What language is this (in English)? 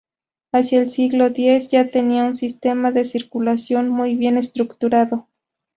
Spanish